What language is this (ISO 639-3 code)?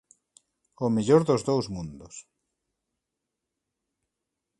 glg